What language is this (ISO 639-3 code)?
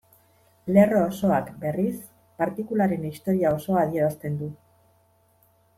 eus